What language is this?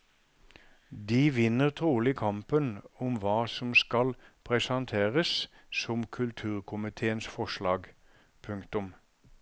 Norwegian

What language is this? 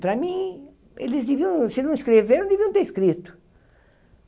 Portuguese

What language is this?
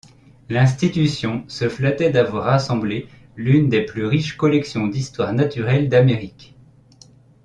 French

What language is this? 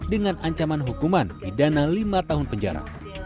Indonesian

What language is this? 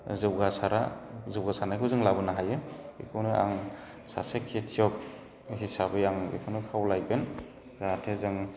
Bodo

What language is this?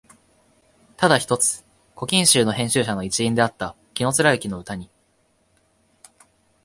Japanese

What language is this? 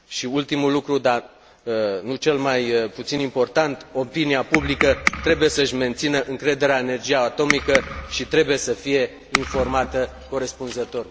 Romanian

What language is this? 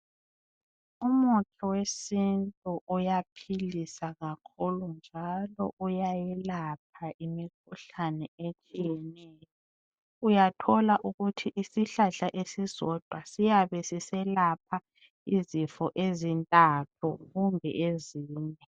North Ndebele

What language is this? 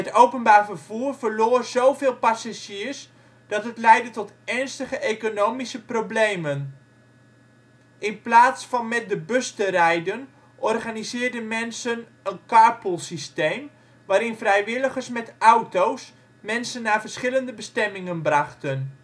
Dutch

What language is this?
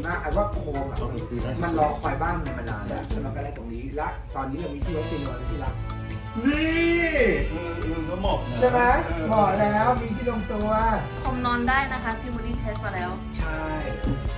Thai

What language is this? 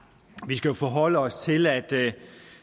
Danish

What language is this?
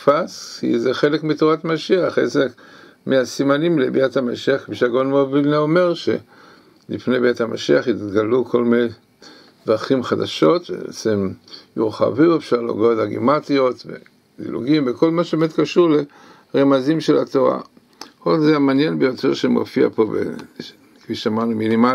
Hebrew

